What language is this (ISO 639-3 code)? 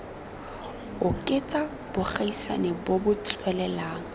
tsn